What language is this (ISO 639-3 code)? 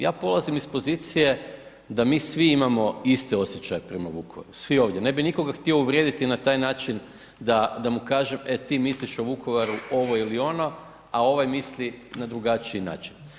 hrv